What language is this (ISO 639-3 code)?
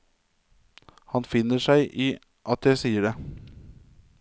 nor